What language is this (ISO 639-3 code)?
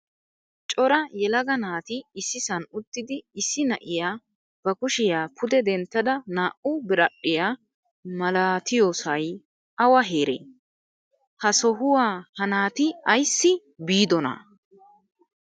wal